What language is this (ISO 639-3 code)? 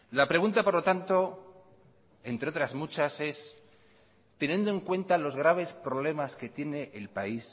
spa